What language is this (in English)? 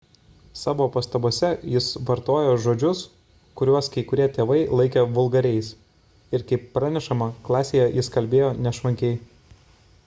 Lithuanian